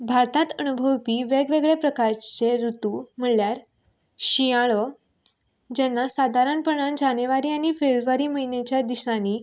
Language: Konkani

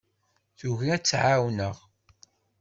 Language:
Kabyle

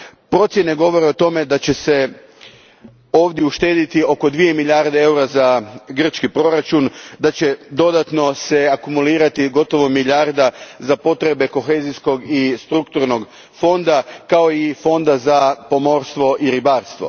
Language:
Croatian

